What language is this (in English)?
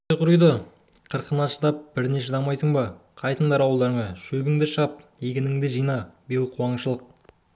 Kazakh